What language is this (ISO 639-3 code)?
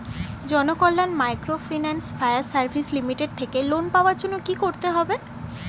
ben